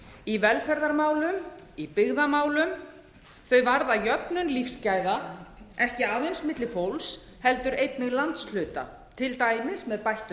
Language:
Icelandic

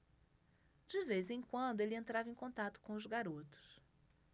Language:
Portuguese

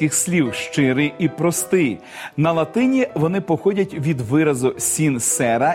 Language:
Ukrainian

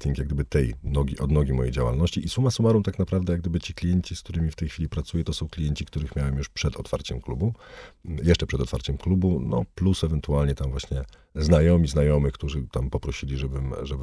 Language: Polish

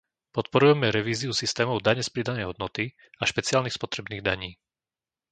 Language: Slovak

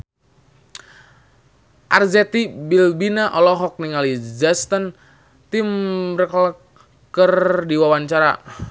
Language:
Sundanese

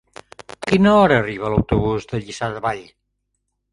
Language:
Catalan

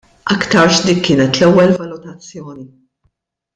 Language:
Maltese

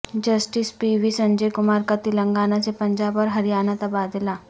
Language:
Urdu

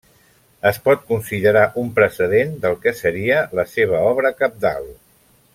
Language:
Catalan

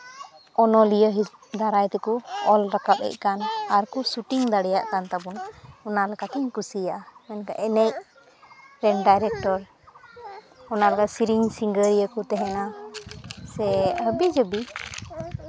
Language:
Santali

